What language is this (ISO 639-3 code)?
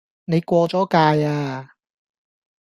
yue